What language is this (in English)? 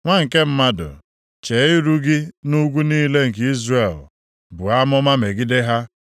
Igbo